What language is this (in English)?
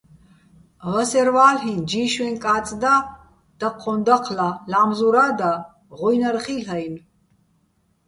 Bats